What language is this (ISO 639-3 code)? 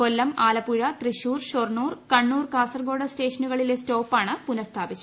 mal